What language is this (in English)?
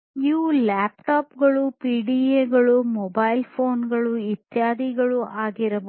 Kannada